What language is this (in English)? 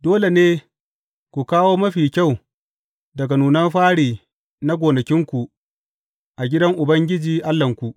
Hausa